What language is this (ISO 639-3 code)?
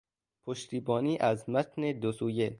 fas